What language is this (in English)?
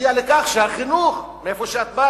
Hebrew